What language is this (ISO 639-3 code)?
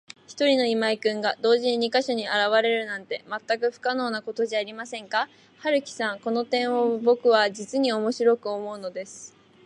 jpn